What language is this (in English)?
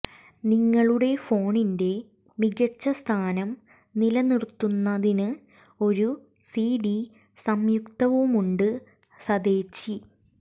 Malayalam